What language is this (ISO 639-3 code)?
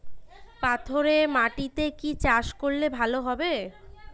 ben